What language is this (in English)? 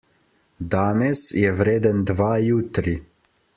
Slovenian